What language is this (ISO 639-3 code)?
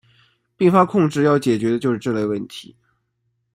zho